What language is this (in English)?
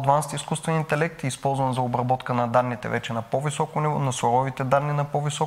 Bulgarian